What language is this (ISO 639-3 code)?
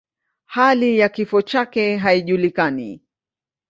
swa